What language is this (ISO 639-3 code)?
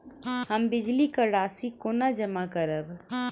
mai